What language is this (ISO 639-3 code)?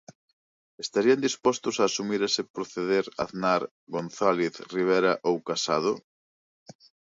glg